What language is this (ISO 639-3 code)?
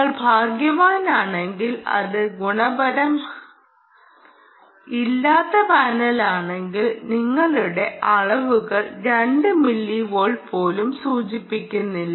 mal